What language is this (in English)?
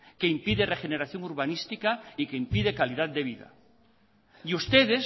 Spanish